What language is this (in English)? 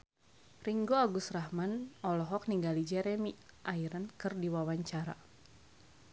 Sundanese